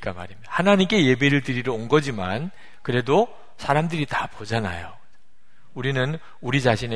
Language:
Korean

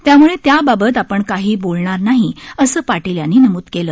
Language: Marathi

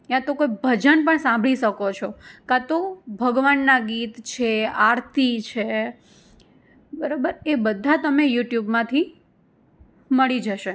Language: Gujarati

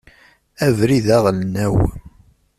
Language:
Kabyle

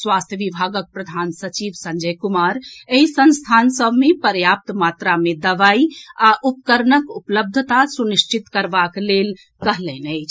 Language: Maithili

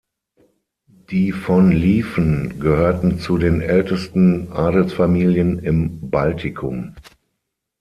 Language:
German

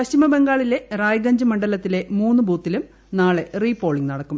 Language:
Malayalam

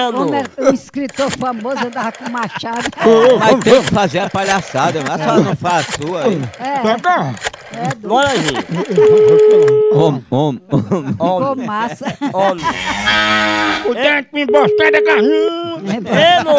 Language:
Portuguese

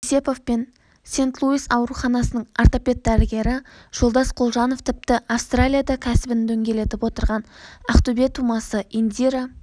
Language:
Kazakh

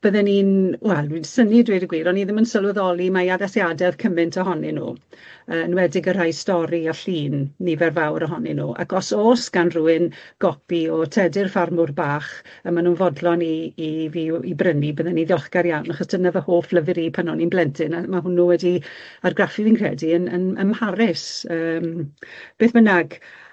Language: Welsh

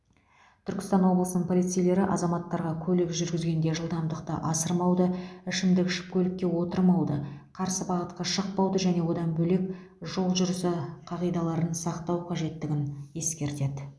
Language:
Kazakh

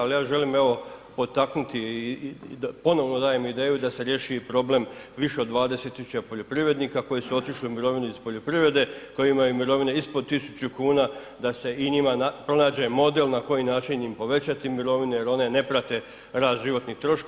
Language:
Croatian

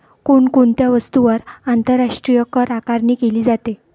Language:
Marathi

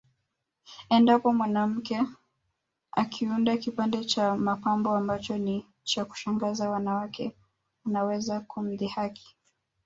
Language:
Swahili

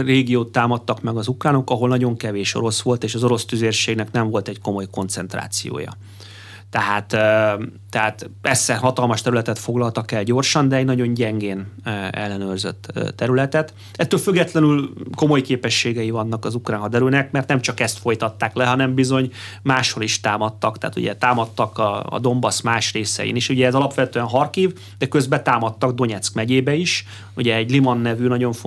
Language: Hungarian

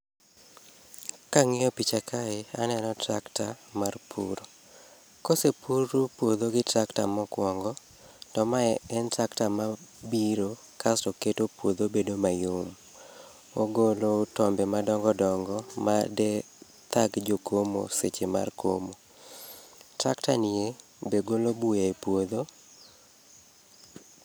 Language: Luo (Kenya and Tanzania)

